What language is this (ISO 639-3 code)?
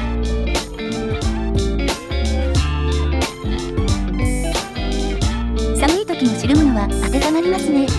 jpn